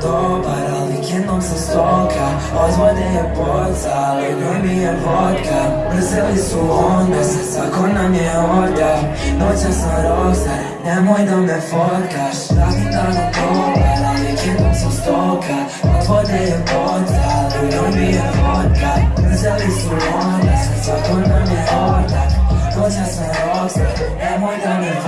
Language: Bosnian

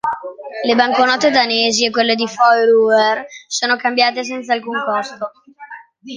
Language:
Italian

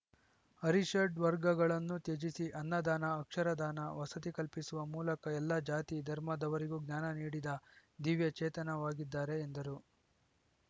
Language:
Kannada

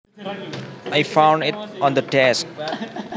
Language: Javanese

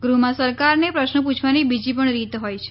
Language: Gujarati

